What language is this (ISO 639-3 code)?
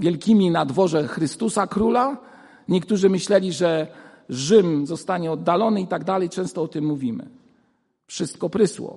pol